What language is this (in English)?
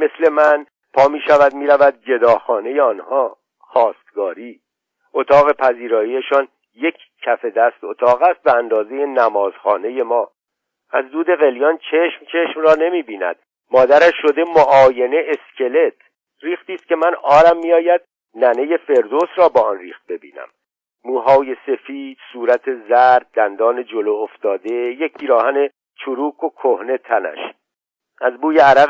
Persian